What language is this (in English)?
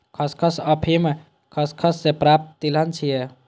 Maithili